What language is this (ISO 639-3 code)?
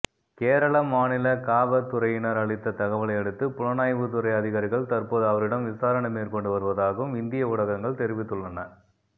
tam